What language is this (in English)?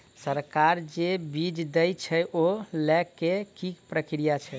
Maithili